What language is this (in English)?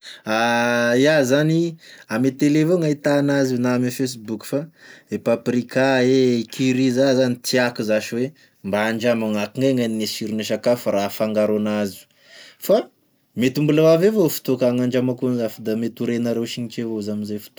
Tesaka Malagasy